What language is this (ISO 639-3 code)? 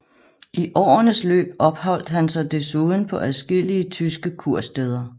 dan